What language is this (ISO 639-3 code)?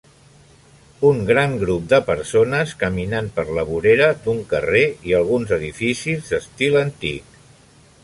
cat